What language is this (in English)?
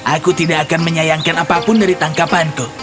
Indonesian